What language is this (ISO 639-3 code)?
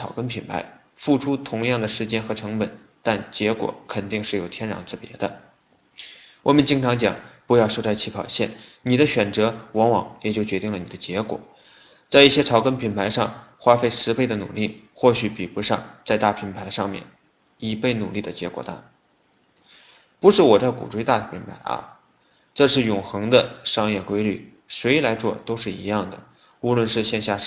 zho